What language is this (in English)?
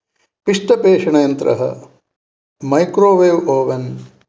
Sanskrit